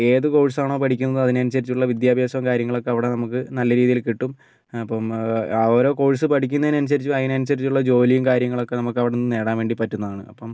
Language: Malayalam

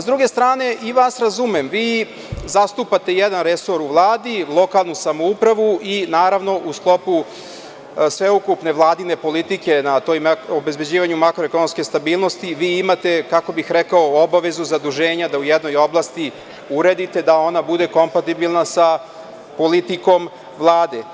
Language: Serbian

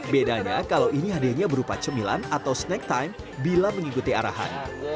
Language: Indonesian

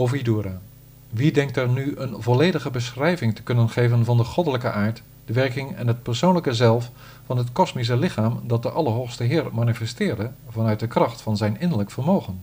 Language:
Dutch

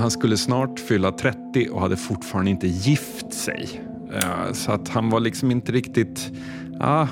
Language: Swedish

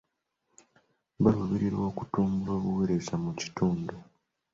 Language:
Ganda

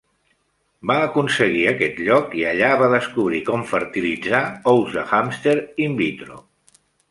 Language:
Catalan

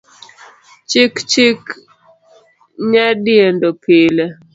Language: Luo (Kenya and Tanzania)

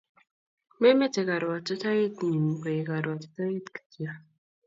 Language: Kalenjin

